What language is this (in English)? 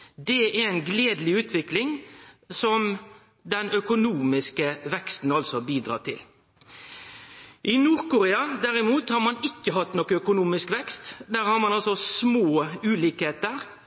Norwegian Nynorsk